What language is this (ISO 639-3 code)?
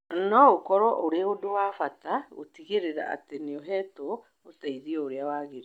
kik